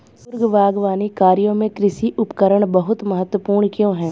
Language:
Hindi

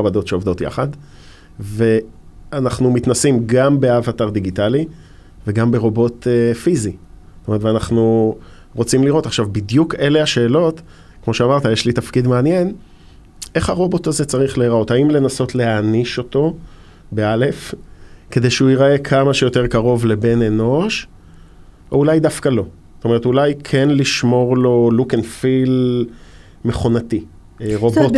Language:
Hebrew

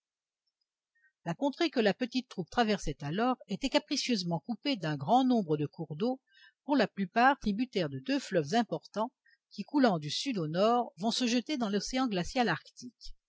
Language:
French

